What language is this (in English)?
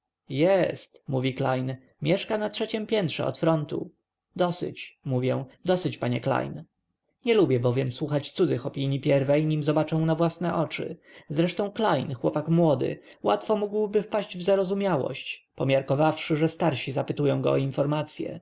Polish